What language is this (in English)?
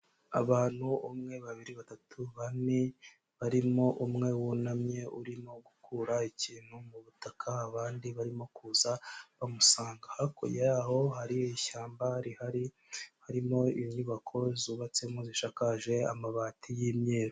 Kinyarwanda